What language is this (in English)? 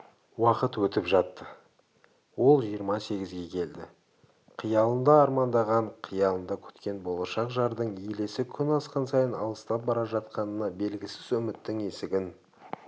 Kazakh